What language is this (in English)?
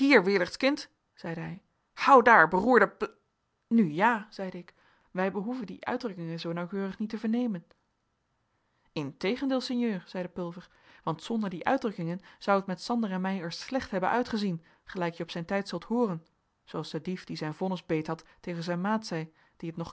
Dutch